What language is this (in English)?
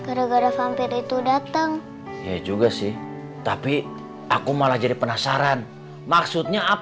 Indonesian